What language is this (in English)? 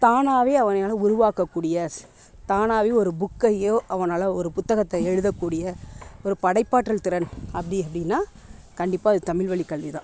Tamil